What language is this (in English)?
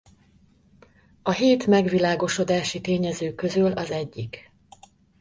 Hungarian